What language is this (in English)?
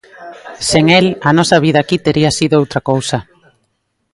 Galician